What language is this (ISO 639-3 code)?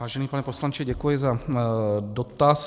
ces